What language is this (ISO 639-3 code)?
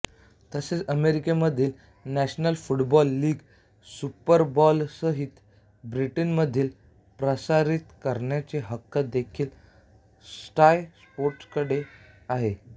mar